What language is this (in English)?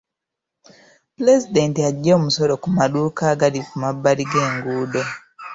Ganda